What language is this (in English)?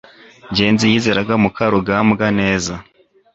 Kinyarwanda